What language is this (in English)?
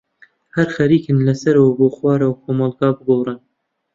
Central Kurdish